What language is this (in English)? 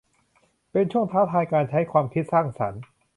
Thai